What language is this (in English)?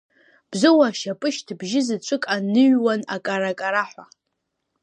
Abkhazian